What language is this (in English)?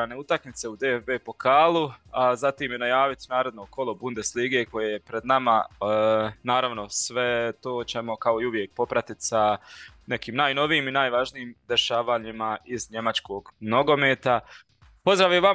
Croatian